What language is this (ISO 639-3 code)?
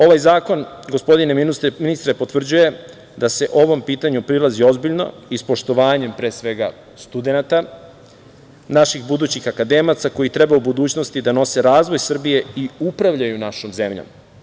srp